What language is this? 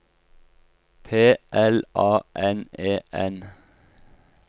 Norwegian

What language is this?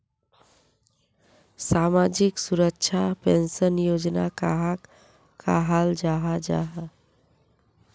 Magahi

